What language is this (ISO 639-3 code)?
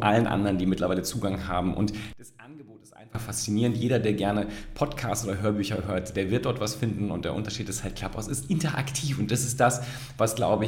deu